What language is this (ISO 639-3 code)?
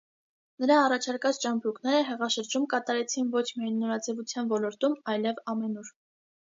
hye